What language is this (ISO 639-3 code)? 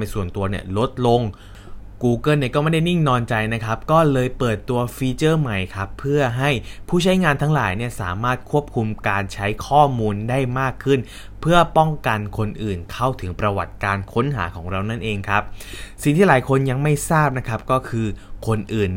tha